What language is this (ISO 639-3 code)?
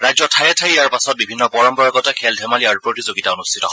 asm